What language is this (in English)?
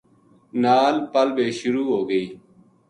Gujari